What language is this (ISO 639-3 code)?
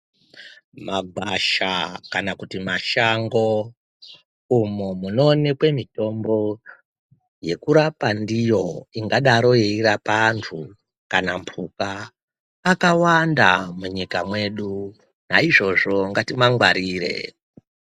ndc